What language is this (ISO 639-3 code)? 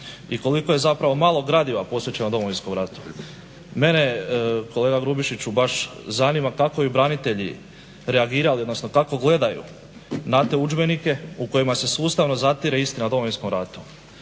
hrv